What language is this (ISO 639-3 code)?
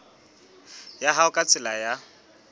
sot